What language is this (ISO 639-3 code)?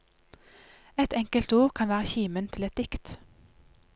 nor